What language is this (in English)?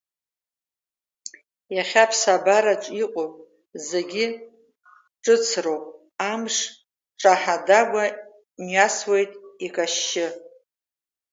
Abkhazian